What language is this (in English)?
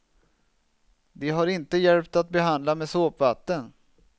Swedish